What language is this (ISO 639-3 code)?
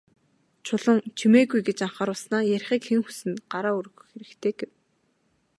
mon